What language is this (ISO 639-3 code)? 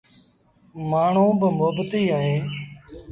sbn